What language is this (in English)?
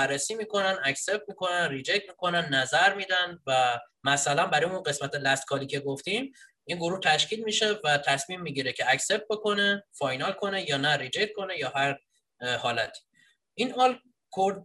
Persian